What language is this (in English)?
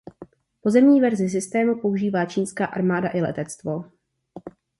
Czech